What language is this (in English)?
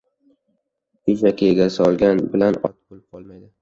Uzbek